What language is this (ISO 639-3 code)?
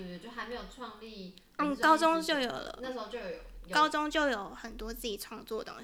zho